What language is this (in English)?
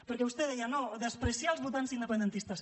Catalan